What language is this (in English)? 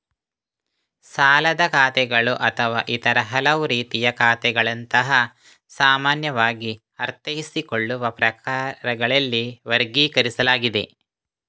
Kannada